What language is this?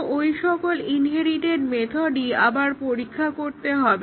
Bangla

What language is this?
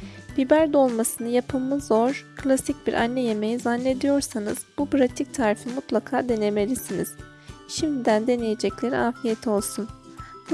Turkish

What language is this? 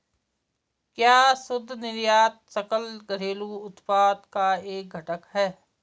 Hindi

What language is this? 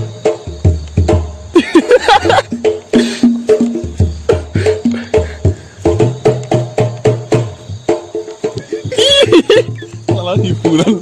Indonesian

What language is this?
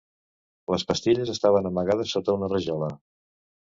Catalan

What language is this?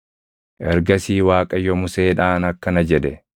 Oromo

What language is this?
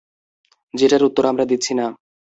Bangla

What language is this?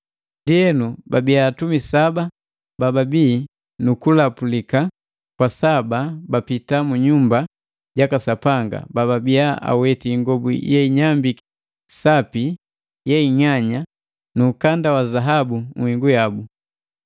Matengo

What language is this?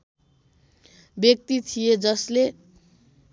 Nepali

